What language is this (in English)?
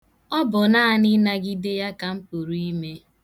Igbo